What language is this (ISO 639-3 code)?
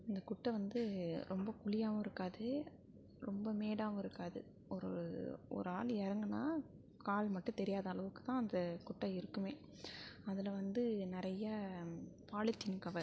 tam